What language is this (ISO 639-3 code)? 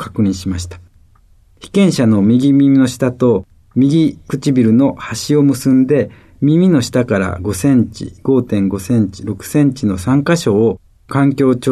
jpn